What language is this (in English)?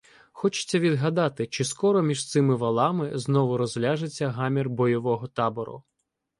Ukrainian